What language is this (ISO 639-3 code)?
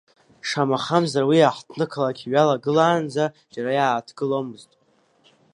abk